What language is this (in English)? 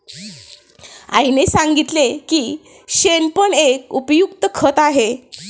Marathi